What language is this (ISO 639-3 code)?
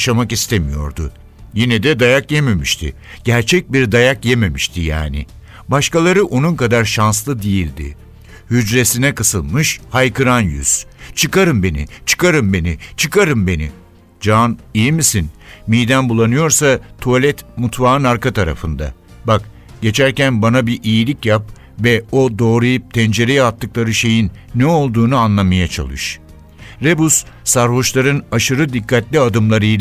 tur